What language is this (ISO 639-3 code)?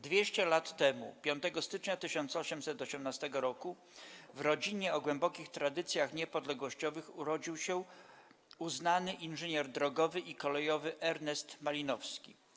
pol